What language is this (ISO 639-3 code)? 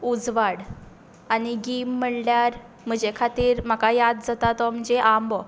kok